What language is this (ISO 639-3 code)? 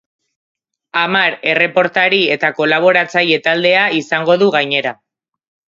eus